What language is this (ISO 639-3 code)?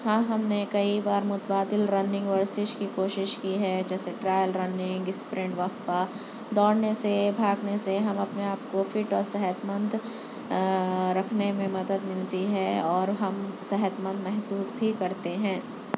urd